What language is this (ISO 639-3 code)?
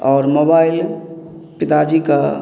mai